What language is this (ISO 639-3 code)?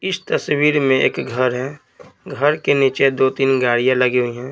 hin